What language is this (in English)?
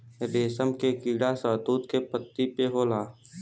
Bhojpuri